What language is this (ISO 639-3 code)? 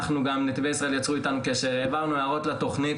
heb